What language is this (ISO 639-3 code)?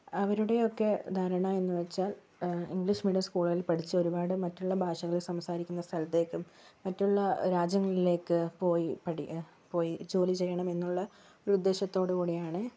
mal